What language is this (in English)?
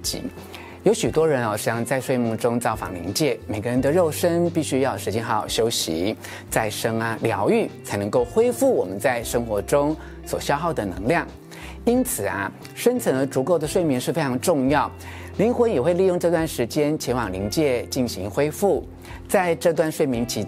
Chinese